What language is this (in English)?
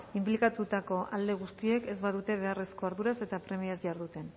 Basque